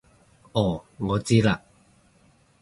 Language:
Cantonese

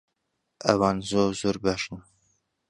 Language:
Central Kurdish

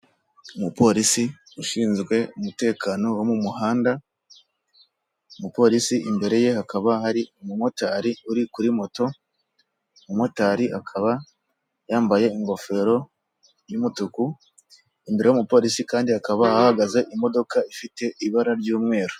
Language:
Kinyarwanda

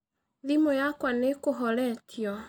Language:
Kikuyu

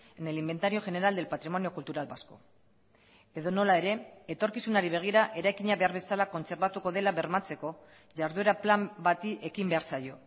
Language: Basque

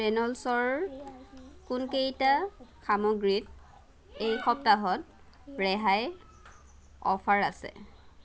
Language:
Assamese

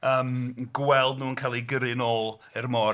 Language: Welsh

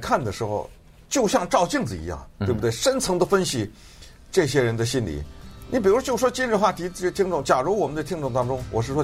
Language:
Chinese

